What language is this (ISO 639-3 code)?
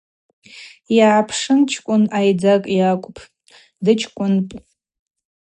abq